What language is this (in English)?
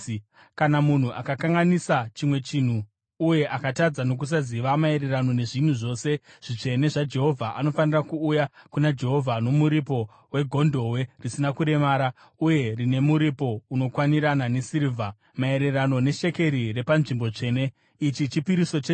Shona